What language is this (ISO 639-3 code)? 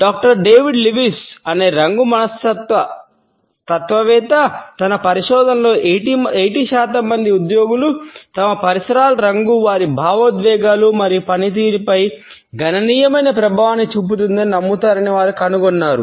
tel